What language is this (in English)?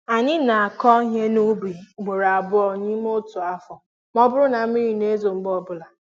Igbo